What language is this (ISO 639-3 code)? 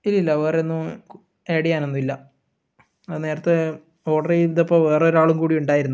mal